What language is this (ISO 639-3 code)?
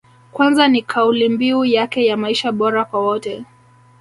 swa